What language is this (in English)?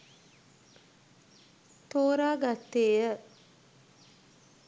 Sinhala